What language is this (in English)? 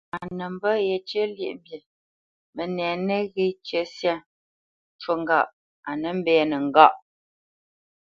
Bamenyam